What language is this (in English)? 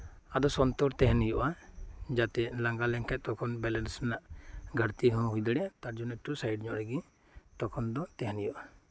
Santali